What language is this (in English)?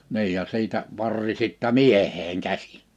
Finnish